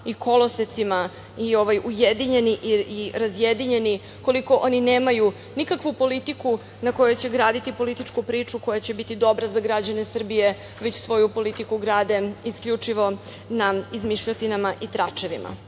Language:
Serbian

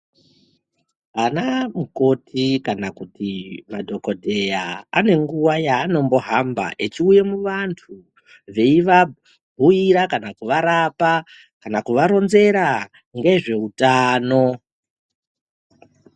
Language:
Ndau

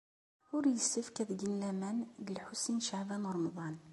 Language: Kabyle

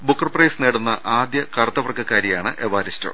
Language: Malayalam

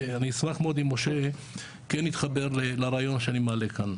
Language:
Hebrew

